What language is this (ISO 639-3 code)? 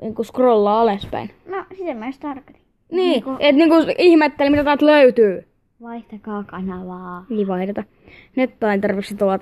fin